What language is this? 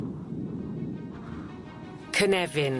Welsh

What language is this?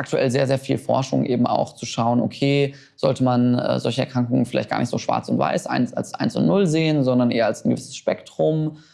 German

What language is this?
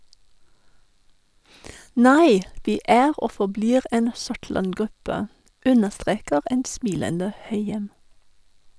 Norwegian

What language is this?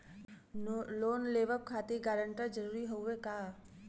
Bhojpuri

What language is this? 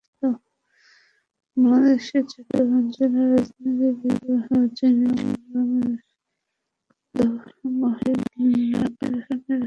Bangla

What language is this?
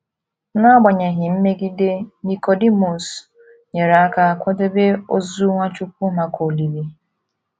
Igbo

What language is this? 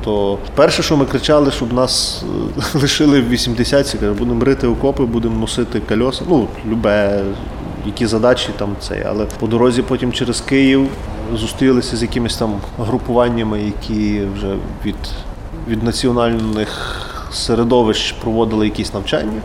Ukrainian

